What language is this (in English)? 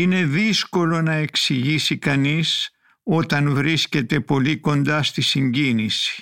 Greek